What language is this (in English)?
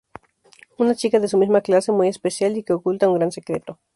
Spanish